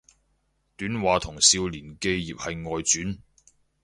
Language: Cantonese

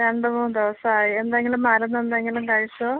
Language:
Malayalam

